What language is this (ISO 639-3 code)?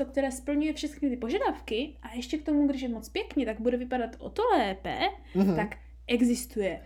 ces